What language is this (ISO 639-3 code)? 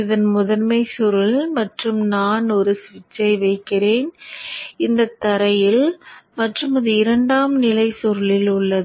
tam